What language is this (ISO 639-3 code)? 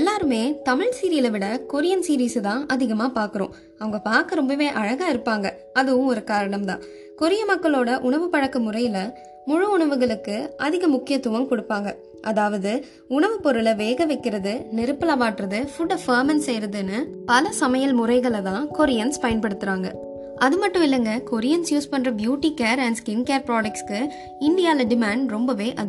tam